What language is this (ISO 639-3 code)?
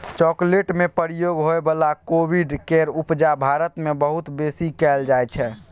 mai